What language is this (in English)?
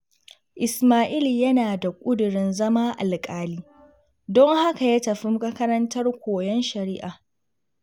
Hausa